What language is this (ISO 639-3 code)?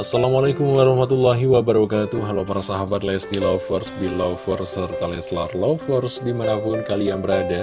ind